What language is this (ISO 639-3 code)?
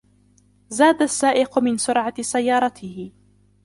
ara